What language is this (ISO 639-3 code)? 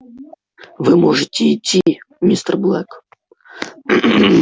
rus